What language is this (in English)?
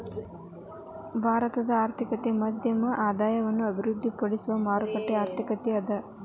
Kannada